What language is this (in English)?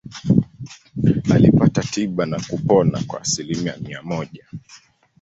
Swahili